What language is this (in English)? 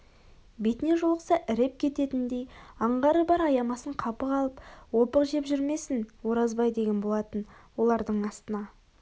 Kazakh